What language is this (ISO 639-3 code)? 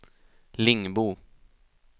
swe